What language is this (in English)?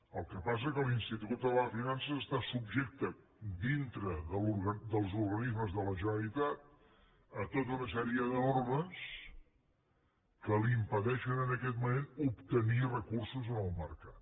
Catalan